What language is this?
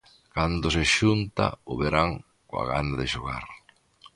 Galician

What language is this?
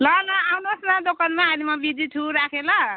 Nepali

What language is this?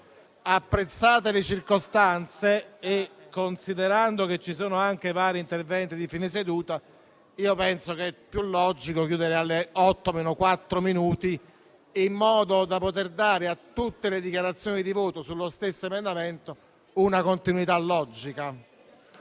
Italian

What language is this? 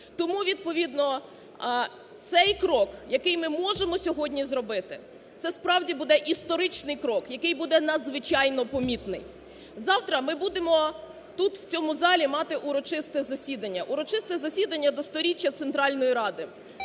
Ukrainian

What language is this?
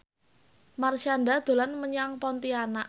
Javanese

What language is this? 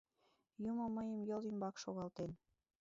Mari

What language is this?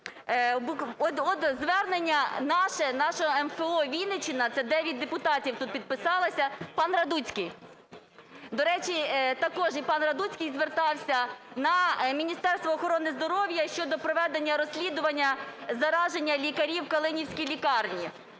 Ukrainian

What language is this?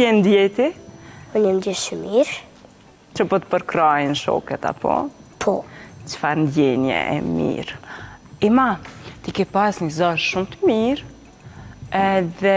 Romanian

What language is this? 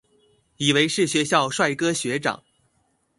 Chinese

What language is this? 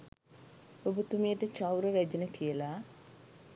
Sinhala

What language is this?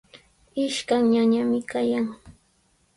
Sihuas Ancash Quechua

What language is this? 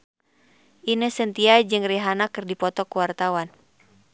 Sundanese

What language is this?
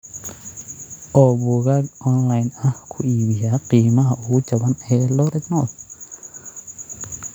Somali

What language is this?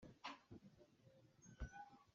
Hakha Chin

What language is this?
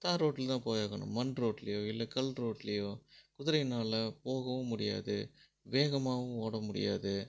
Tamil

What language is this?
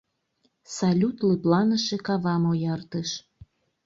Mari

